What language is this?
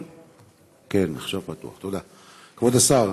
Hebrew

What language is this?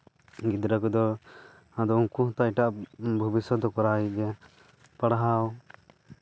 Santali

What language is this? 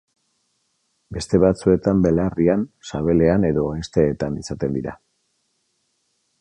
Basque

